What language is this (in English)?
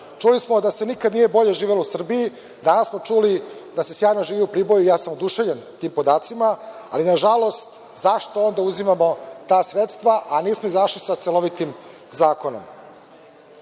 Serbian